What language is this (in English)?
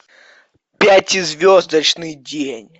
Russian